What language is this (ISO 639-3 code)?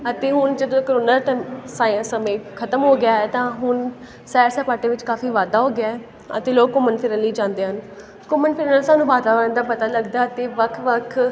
pan